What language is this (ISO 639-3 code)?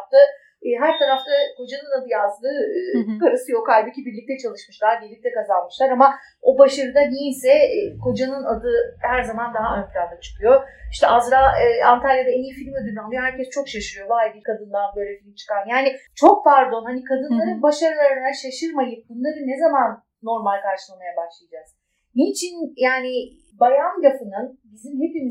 tur